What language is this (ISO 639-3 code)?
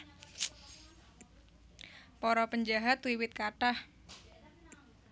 jav